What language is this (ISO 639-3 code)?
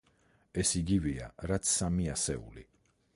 kat